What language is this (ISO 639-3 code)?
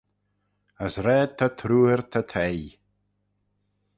glv